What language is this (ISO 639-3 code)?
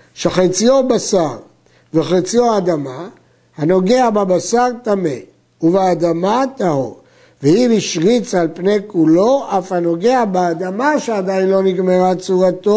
heb